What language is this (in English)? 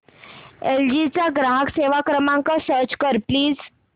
Marathi